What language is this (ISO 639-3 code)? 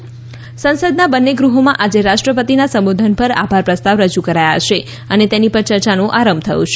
guj